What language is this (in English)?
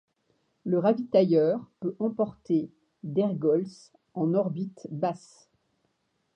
French